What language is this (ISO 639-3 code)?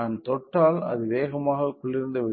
tam